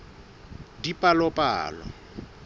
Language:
Southern Sotho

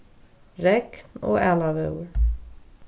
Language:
Faroese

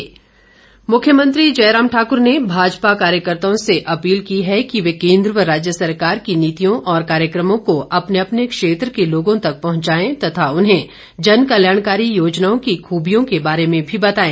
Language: Hindi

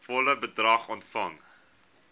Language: Afrikaans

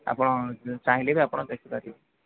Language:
Odia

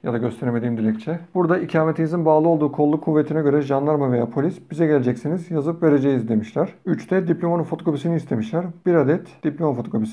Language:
Turkish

